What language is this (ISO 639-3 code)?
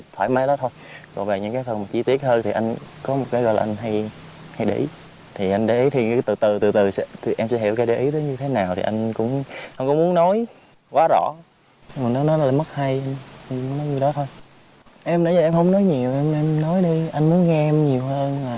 vie